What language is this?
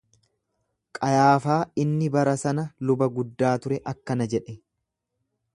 Oromo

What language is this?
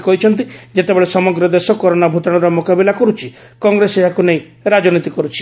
Odia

